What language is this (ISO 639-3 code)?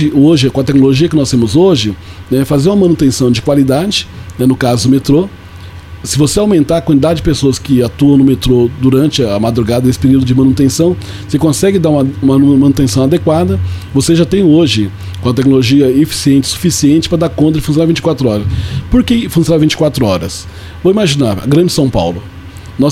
por